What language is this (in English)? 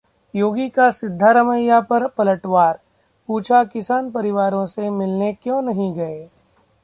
Hindi